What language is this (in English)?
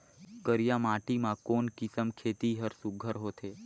Chhattisgarhi